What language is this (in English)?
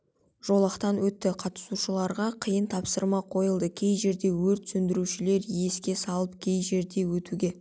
Kazakh